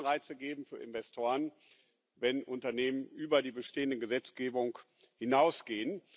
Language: German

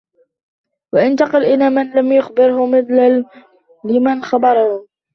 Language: Arabic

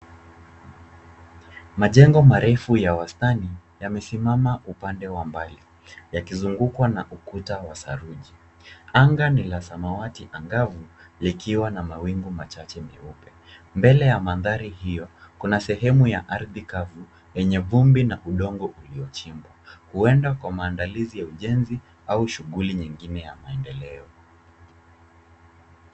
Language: Swahili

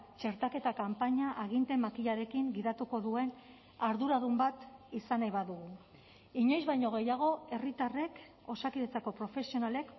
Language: Basque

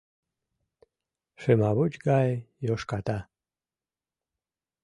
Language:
Mari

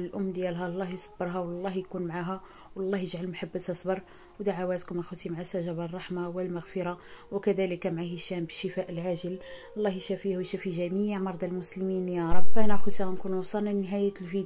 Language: Arabic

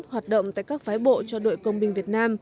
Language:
Vietnamese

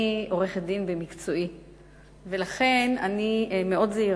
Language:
Hebrew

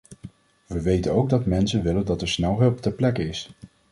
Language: Dutch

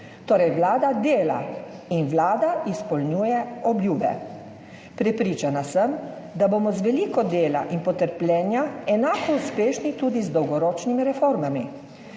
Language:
Slovenian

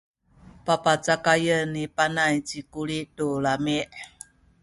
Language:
Sakizaya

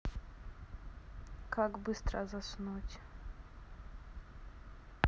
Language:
Russian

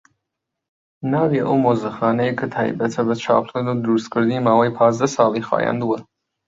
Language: Central Kurdish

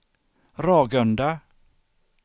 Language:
Swedish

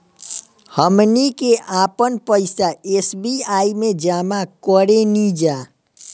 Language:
Bhojpuri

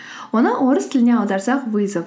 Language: Kazakh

